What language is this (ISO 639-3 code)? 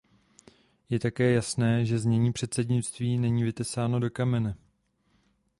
ces